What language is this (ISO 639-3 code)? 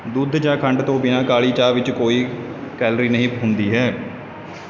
pan